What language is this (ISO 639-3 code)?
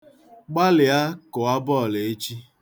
ibo